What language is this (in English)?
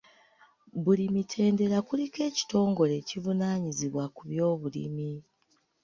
Ganda